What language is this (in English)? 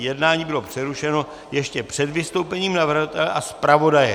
Czech